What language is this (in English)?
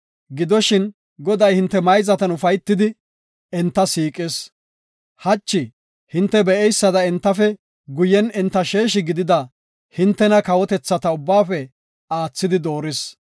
Gofa